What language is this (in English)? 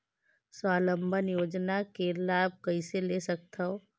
Chhattisgarhi